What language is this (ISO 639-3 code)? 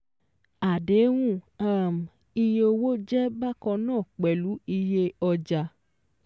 yor